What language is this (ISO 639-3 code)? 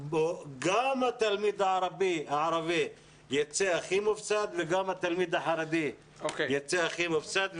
heb